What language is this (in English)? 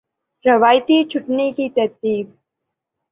Urdu